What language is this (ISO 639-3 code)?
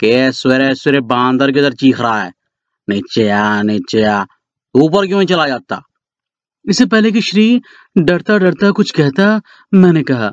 hin